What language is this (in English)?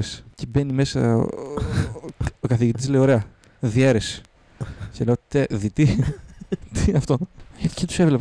Greek